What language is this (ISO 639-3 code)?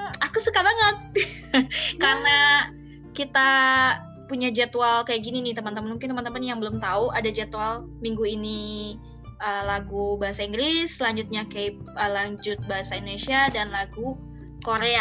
ind